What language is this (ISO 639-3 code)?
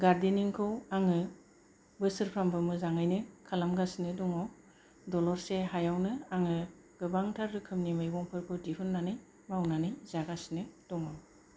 brx